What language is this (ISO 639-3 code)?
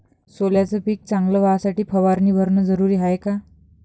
mar